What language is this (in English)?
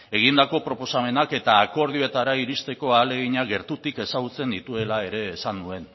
Basque